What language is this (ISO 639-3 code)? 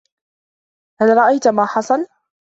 ara